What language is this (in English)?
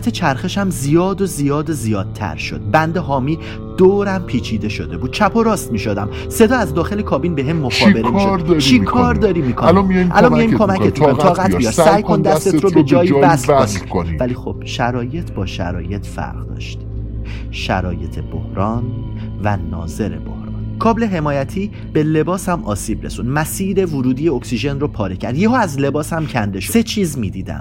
Persian